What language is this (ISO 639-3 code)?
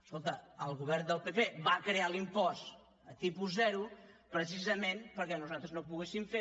cat